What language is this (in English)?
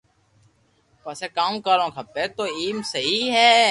Loarki